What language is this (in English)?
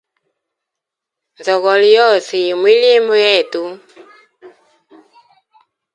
Hemba